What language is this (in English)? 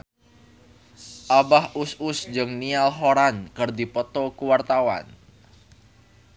Sundanese